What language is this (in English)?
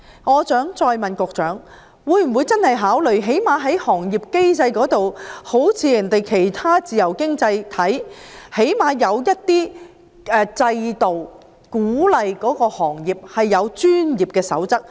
Cantonese